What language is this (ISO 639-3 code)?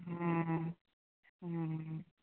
mai